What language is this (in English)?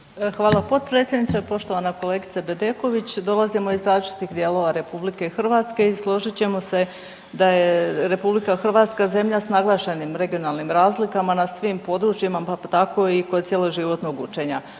Croatian